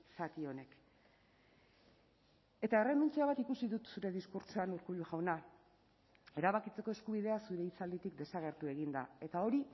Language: Basque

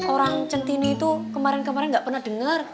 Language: Indonesian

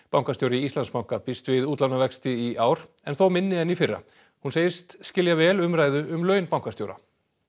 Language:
Icelandic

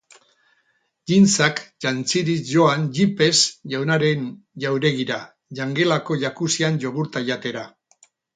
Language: Basque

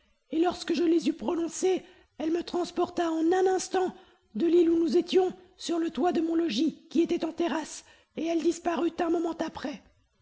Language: French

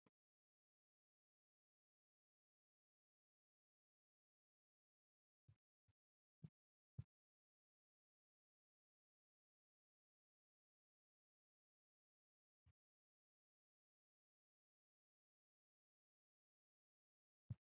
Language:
Sidamo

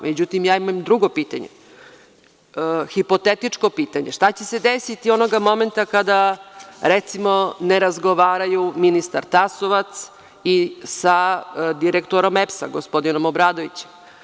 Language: Serbian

